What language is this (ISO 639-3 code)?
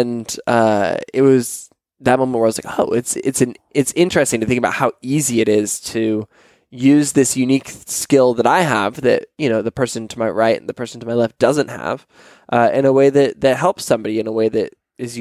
eng